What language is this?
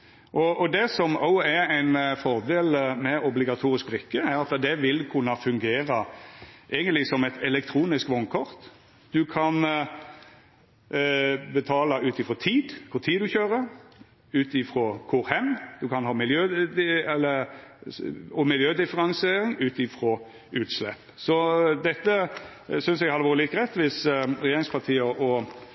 Norwegian Nynorsk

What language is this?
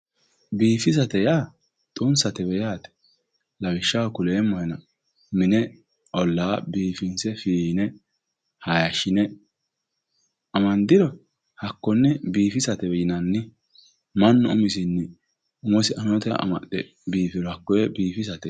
Sidamo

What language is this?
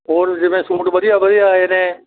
Punjabi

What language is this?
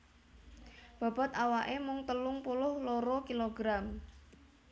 Javanese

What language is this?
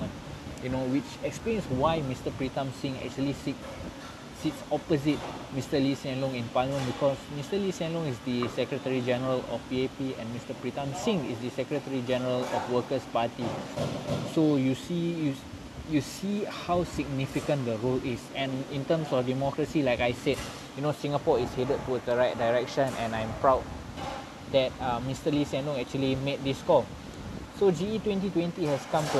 Malay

